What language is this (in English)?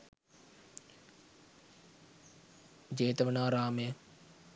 Sinhala